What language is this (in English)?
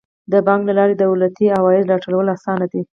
Pashto